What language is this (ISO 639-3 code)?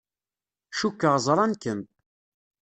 kab